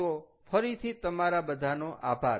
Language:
Gujarati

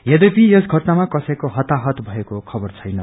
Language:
Nepali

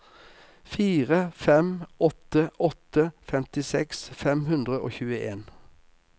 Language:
Norwegian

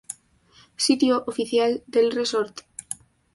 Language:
Spanish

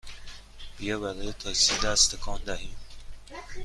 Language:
Persian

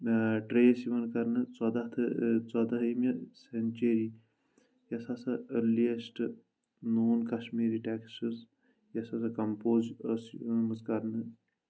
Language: Kashmiri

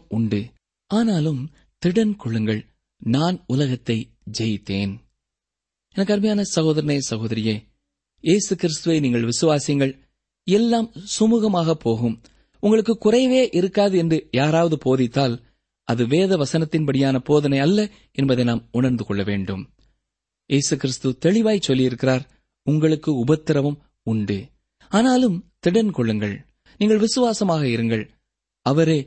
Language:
Tamil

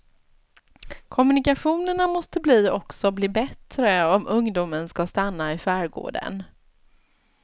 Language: Swedish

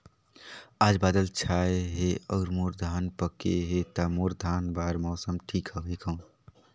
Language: Chhattisgarhi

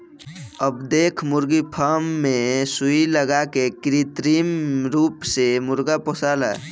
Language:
Bhojpuri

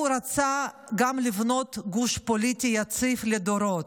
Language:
Hebrew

